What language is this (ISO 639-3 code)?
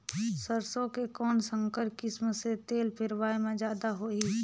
hne